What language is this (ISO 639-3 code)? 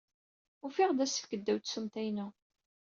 kab